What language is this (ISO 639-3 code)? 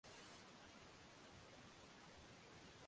swa